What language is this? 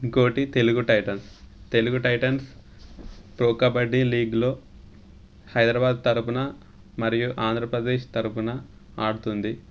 Telugu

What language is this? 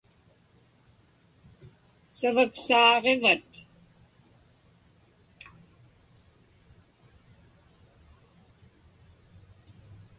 Inupiaq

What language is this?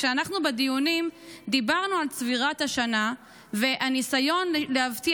Hebrew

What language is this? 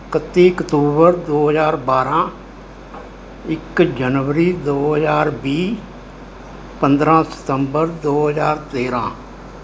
Punjabi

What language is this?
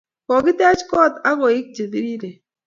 Kalenjin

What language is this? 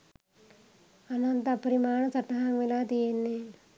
Sinhala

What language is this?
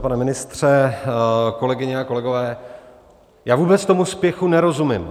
Czech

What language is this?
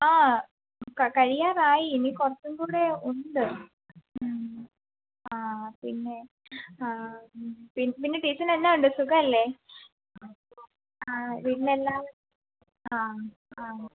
Malayalam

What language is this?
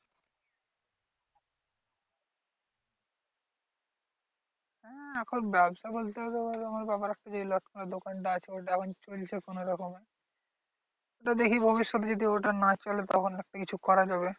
Bangla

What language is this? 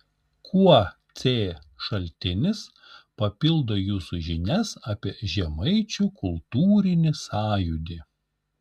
Lithuanian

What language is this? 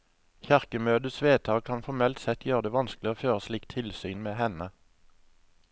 Norwegian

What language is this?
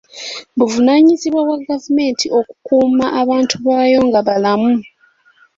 Ganda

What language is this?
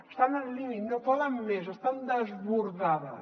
Catalan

